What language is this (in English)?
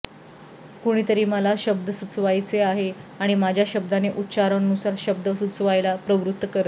Marathi